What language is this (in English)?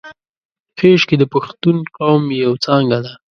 Pashto